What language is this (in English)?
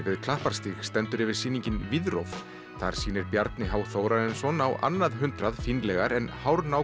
Icelandic